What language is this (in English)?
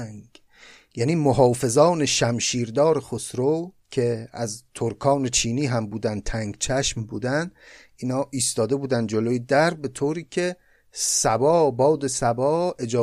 Persian